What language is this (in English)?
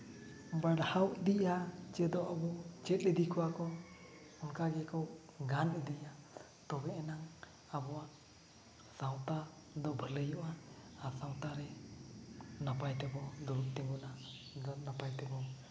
Santali